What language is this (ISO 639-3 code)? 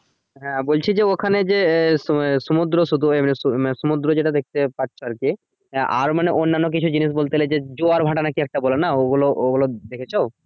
ben